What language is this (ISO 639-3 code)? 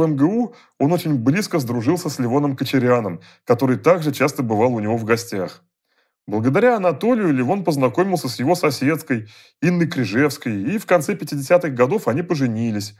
rus